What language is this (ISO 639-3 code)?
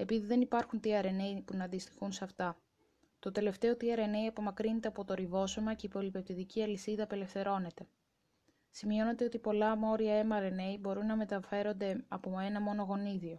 ell